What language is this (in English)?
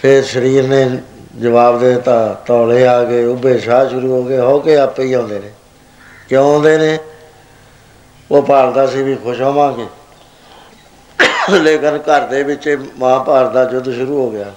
Punjabi